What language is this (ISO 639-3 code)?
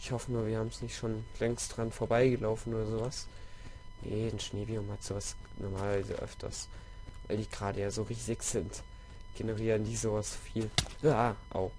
deu